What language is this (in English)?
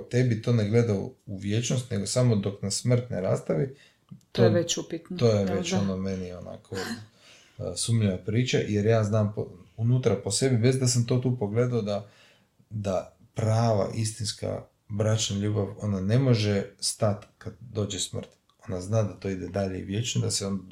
Croatian